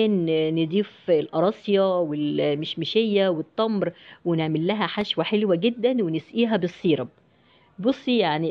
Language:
Arabic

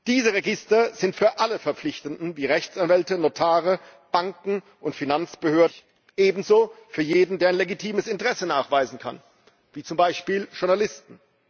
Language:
German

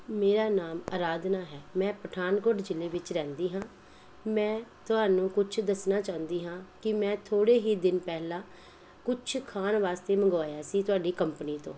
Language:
Punjabi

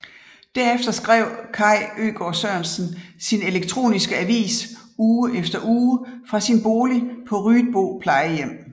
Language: Danish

